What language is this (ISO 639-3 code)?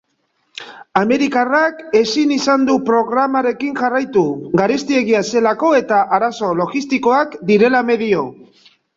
eus